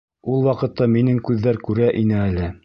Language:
Bashkir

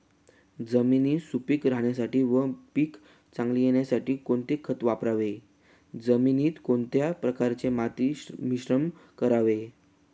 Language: Marathi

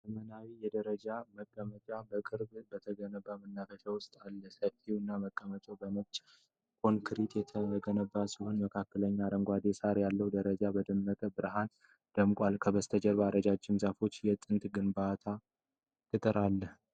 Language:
Amharic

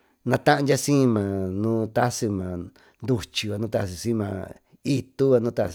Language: Tututepec Mixtec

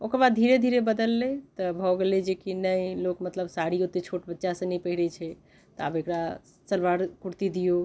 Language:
Maithili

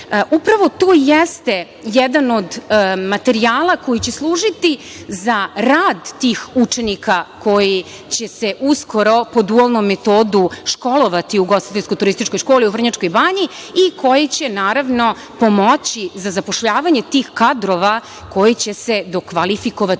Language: Serbian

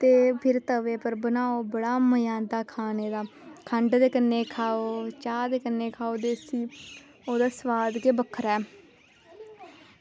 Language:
Dogri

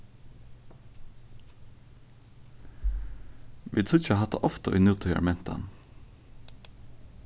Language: Faroese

